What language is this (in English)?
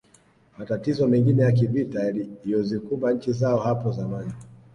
Swahili